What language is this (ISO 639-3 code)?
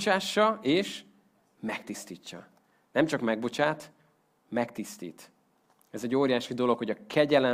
hun